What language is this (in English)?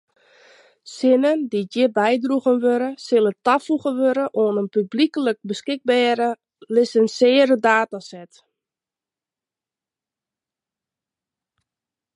Western Frisian